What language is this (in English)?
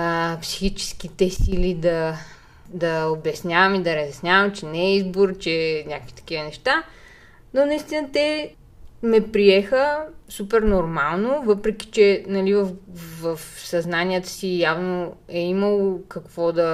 Bulgarian